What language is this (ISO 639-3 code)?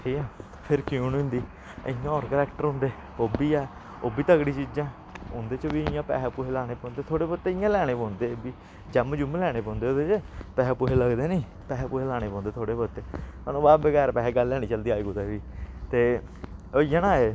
doi